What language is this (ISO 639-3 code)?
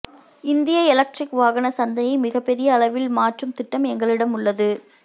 tam